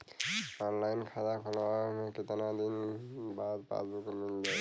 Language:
Bhojpuri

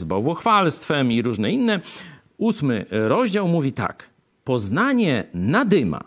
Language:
Polish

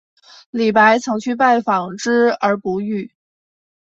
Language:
Chinese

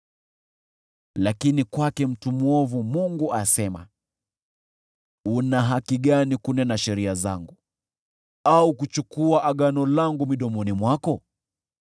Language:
Swahili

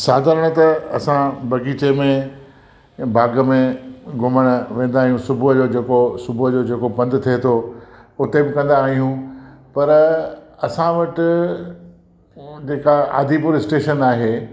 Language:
Sindhi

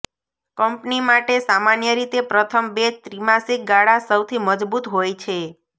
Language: Gujarati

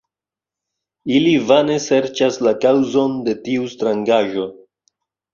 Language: Esperanto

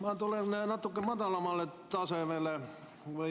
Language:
Estonian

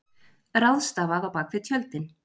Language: Icelandic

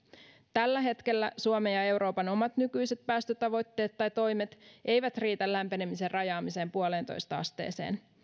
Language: Finnish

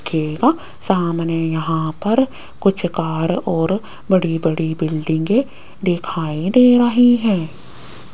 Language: Hindi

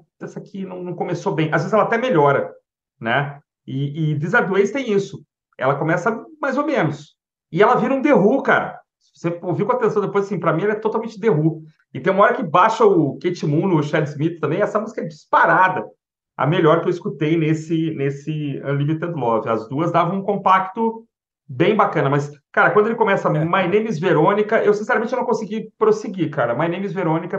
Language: Portuguese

